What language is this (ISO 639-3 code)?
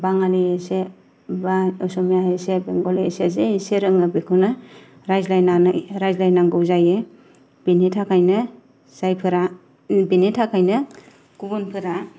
brx